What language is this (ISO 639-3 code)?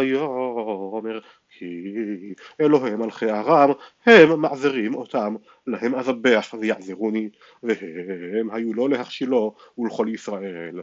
heb